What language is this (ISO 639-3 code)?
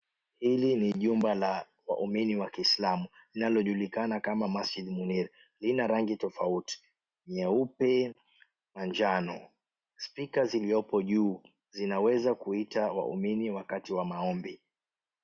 swa